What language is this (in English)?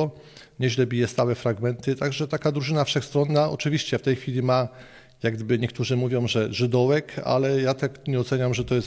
Polish